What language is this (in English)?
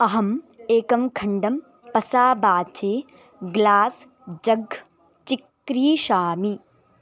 Sanskrit